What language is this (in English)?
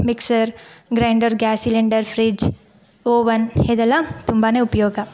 Kannada